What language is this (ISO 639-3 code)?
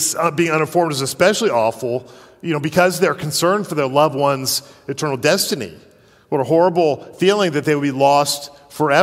eng